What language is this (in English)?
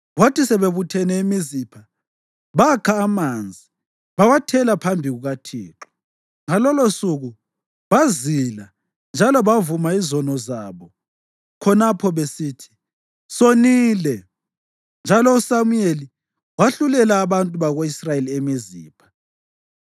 North Ndebele